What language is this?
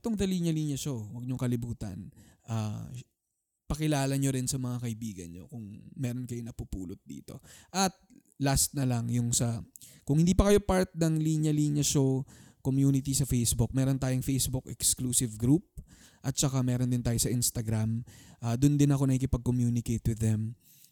Filipino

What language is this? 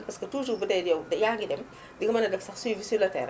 Wolof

